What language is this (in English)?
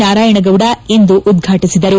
Kannada